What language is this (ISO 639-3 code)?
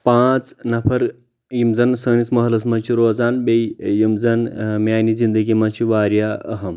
kas